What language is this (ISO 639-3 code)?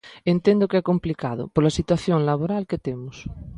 glg